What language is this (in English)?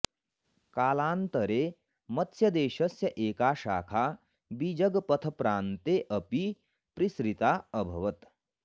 Sanskrit